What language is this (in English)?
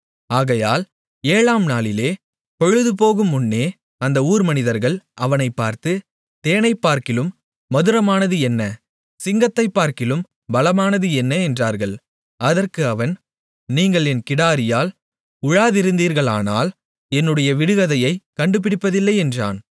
Tamil